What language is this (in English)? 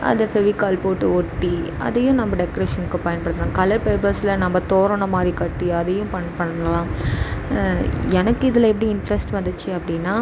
Tamil